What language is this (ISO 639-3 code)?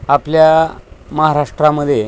mar